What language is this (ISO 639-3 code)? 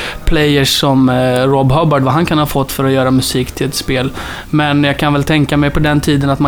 swe